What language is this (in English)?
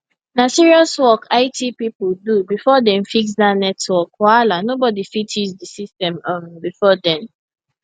Nigerian Pidgin